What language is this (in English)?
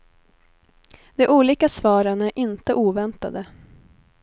Swedish